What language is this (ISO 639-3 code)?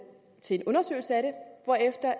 dan